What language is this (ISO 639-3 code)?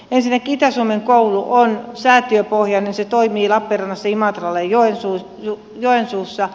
fin